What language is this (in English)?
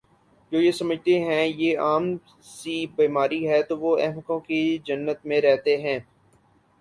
Urdu